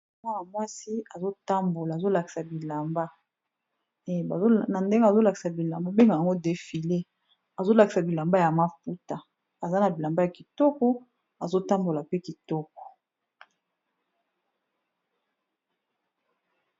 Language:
Lingala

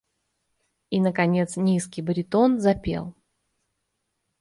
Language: Russian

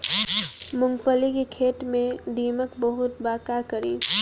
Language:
Bhojpuri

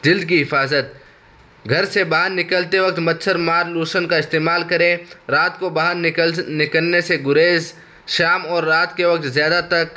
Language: Urdu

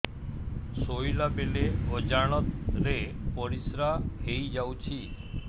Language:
Odia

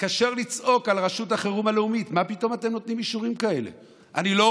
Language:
Hebrew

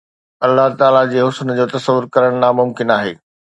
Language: Sindhi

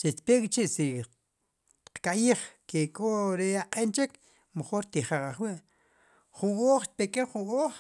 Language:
Sipacapense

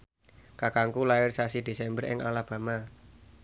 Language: Javanese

